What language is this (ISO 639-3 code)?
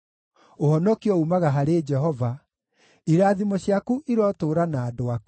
kik